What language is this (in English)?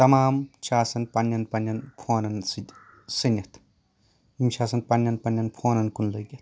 Kashmiri